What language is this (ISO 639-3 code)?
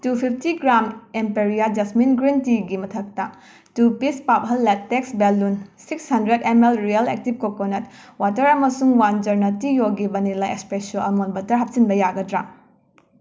mni